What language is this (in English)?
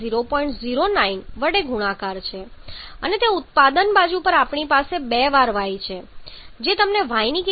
Gujarati